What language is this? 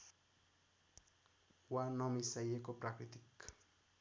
Nepali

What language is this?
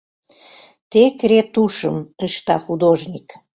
Mari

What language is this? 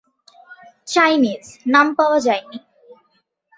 Bangla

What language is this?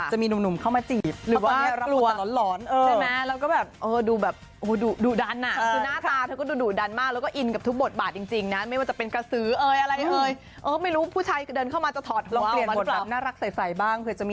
Thai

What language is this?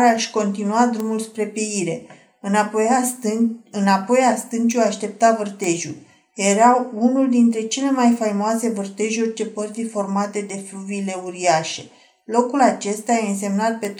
Romanian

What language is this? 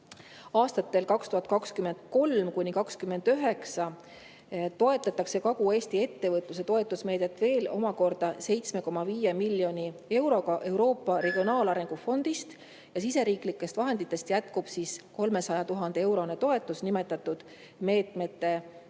Estonian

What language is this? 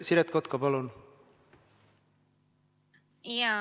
Estonian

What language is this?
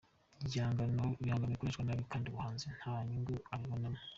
Kinyarwanda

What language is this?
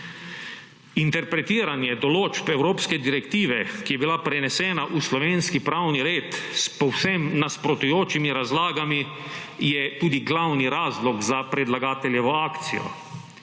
Slovenian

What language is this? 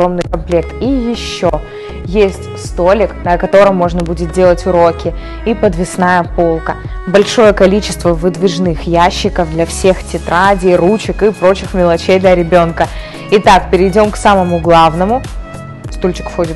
Russian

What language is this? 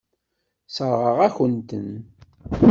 Kabyle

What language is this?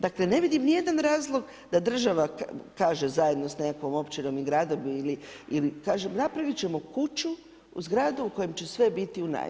Croatian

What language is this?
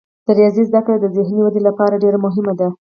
Pashto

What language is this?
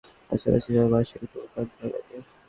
Bangla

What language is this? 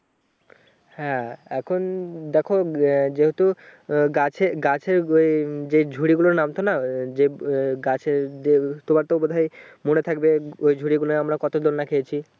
Bangla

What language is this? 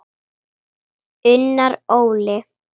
Icelandic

